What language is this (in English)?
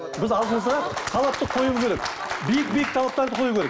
Kazakh